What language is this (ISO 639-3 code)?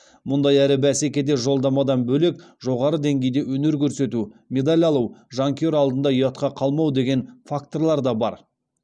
kaz